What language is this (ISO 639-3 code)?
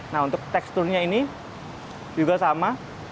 ind